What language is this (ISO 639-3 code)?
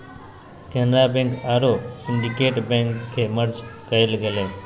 mag